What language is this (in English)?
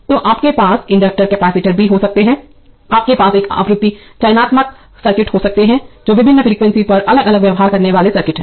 Hindi